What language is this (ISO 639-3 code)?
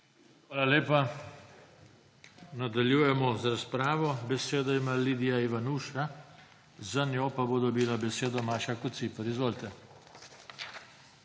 slv